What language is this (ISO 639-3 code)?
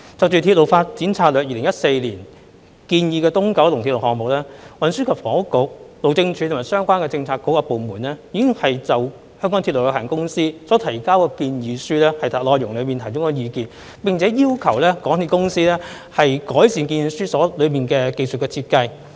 yue